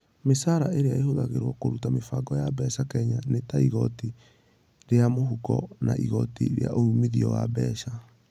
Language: Kikuyu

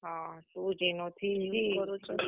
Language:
Odia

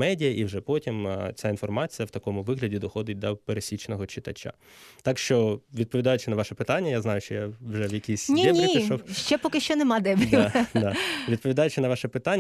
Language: Ukrainian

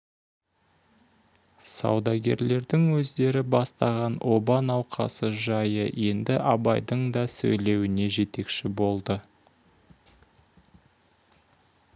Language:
Kazakh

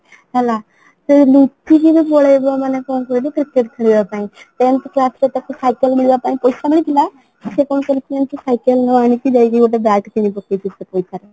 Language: Odia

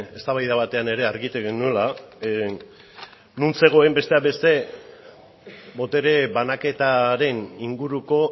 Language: Basque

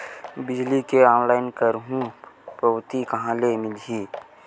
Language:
Chhattisgarhi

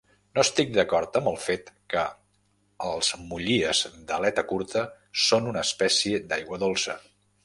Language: Catalan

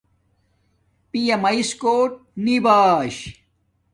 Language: Domaaki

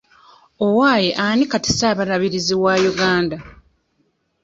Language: Ganda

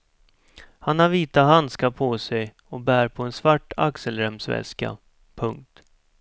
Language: Swedish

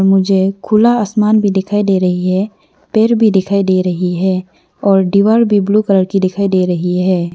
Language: Hindi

